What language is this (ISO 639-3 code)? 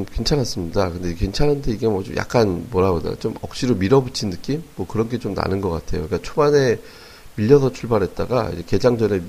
kor